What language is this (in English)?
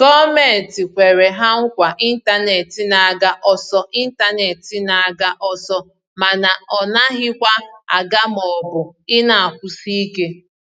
Igbo